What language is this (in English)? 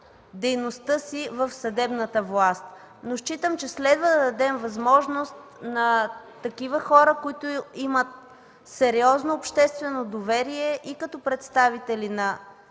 Bulgarian